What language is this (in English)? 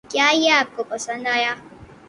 Urdu